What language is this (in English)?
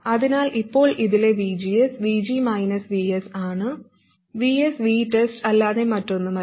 Malayalam